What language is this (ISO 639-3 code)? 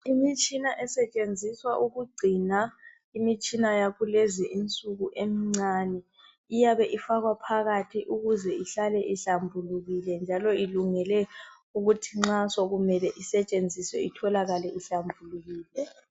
nde